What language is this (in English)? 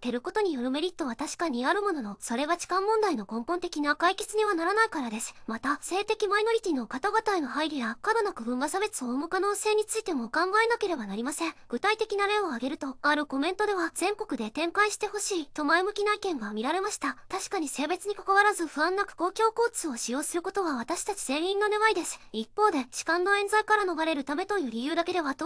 Japanese